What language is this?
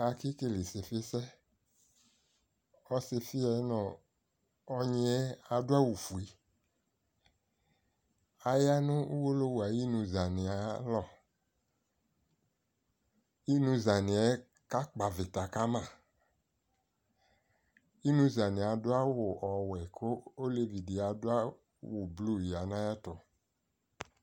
Ikposo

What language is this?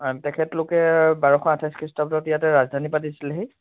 Assamese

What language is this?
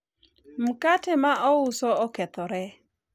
Luo (Kenya and Tanzania)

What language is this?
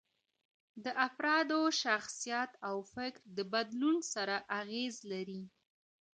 Pashto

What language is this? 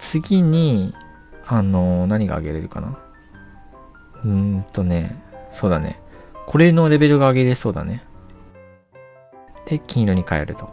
Japanese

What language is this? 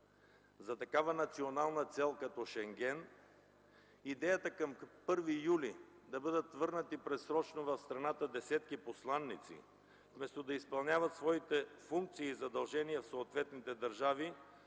Bulgarian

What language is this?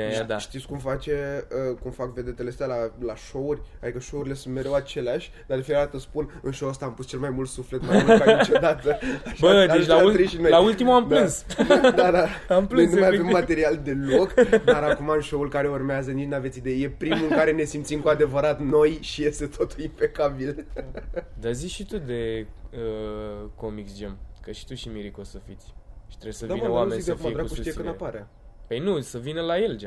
Romanian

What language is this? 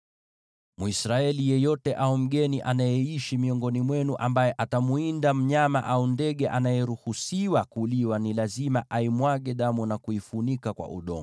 Swahili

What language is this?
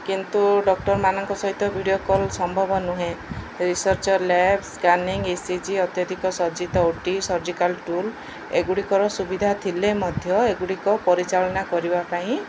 Odia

